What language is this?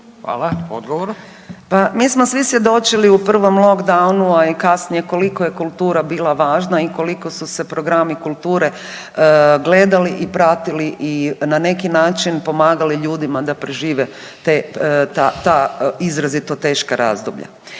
Croatian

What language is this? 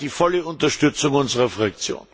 German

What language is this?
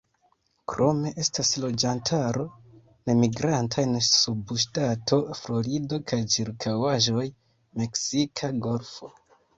Esperanto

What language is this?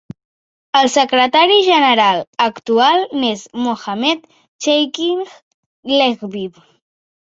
Catalan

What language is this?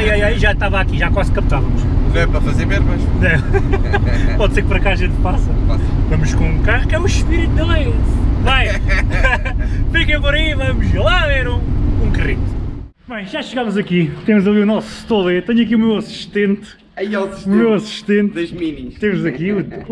Portuguese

